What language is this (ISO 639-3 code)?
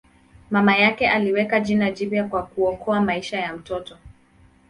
swa